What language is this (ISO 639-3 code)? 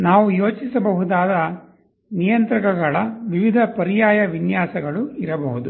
kan